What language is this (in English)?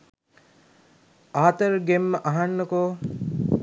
Sinhala